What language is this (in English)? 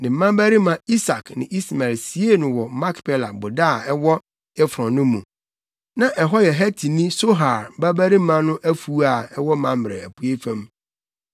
Akan